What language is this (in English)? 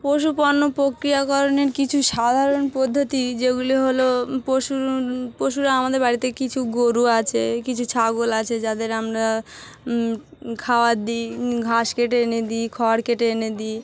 Bangla